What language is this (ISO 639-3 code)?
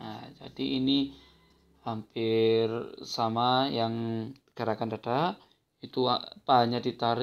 ind